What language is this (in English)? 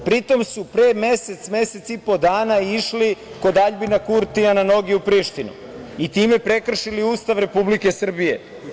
Serbian